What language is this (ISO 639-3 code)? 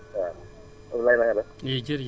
wol